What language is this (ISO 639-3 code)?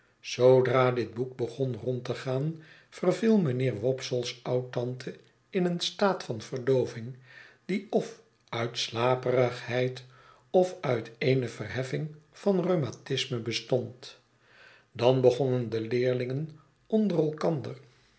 nld